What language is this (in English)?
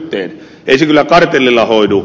Finnish